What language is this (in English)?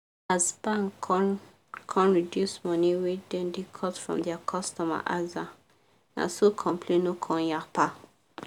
Nigerian Pidgin